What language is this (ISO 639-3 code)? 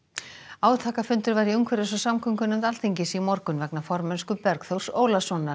isl